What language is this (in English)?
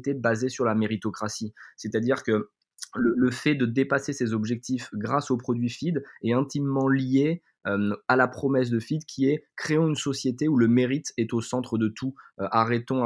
French